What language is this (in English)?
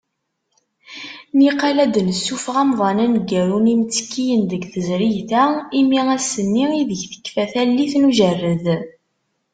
Kabyle